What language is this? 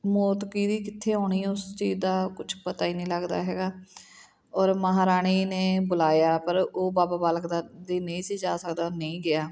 Punjabi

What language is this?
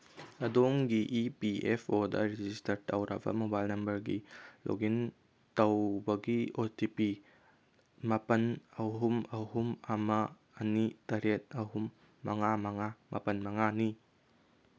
Manipuri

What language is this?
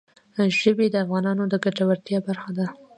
Pashto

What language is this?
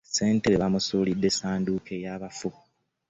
Ganda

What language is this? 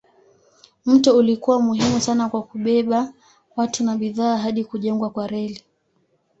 Swahili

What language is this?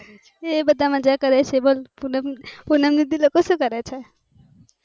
Gujarati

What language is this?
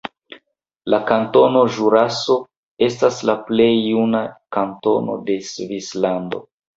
Esperanto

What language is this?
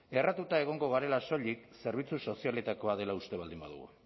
Basque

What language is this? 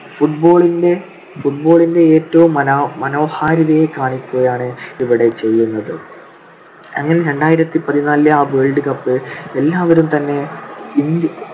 Malayalam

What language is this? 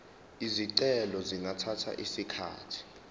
Zulu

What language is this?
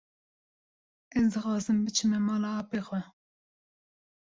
Kurdish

